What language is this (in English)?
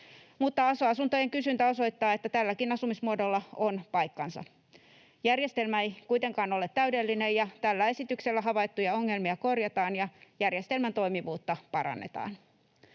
Finnish